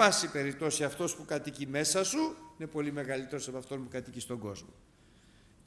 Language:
Greek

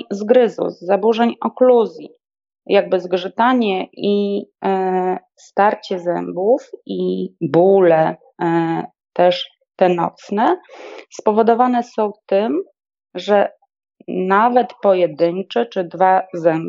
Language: Polish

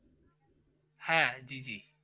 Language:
Bangla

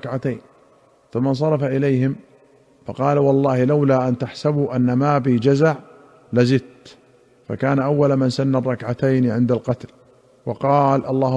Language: Arabic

